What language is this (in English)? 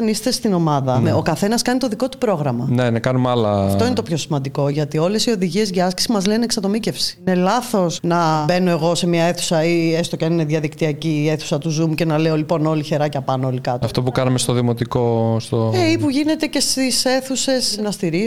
Greek